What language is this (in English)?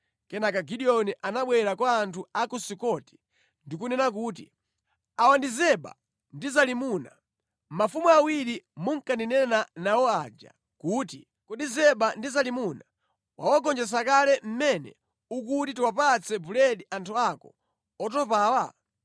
Nyanja